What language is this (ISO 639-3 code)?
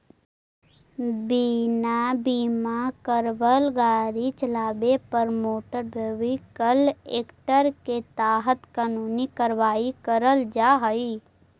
mag